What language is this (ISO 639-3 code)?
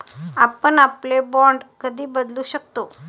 mar